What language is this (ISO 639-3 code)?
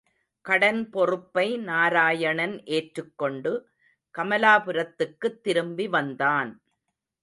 tam